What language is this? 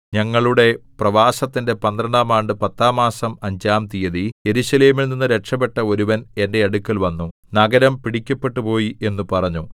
Malayalam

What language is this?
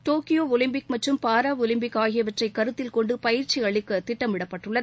Tamil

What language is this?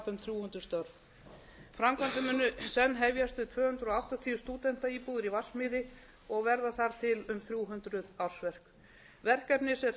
Icelandic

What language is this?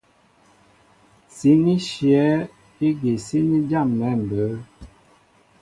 Mbo (Cameroon)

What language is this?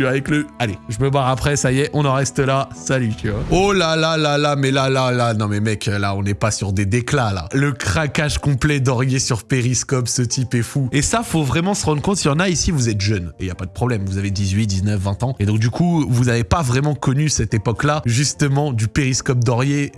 French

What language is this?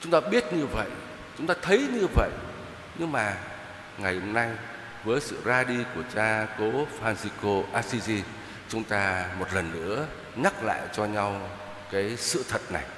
Vietnamese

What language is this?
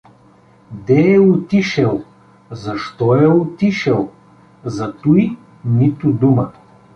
Bulgarian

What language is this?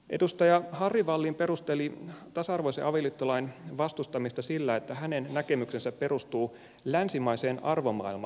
Finnish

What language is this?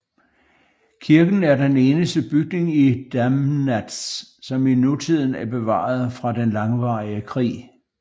Danish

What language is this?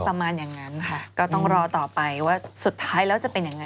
Thai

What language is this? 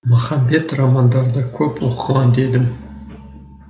Kazakh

